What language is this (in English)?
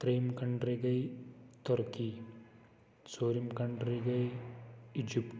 Kashmiri